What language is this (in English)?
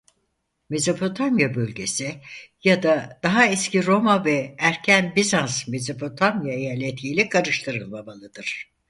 Turkish